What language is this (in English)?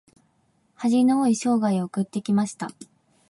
Japanese